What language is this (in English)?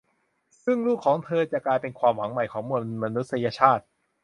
Thai